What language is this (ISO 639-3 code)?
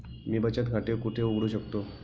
mar